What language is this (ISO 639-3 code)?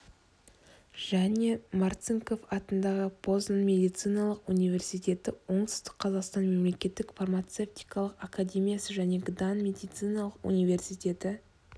kaz